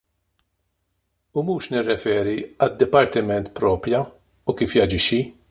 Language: Maltese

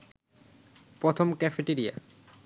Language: Bangla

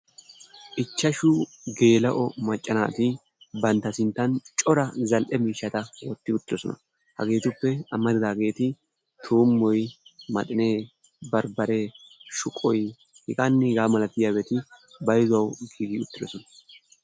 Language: Wolaytta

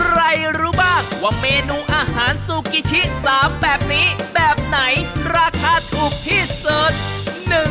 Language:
Thai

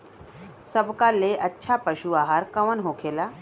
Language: Bhojpuri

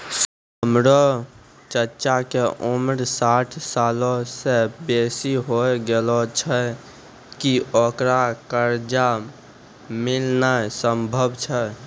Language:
Maithili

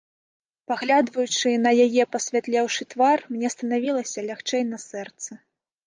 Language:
Belarusian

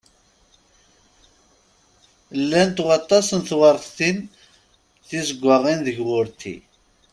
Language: Kabyle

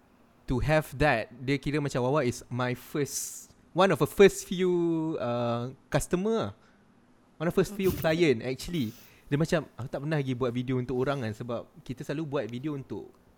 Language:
Malay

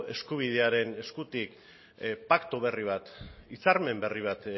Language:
Basque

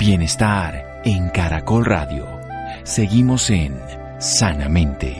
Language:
Spanish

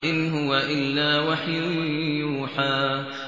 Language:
Arabic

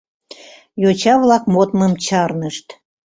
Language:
Mari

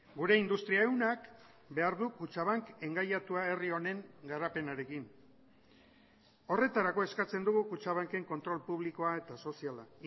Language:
Basque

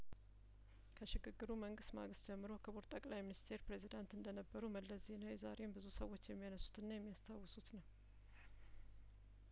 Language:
Amharic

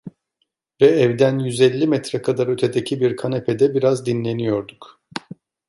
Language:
Turkish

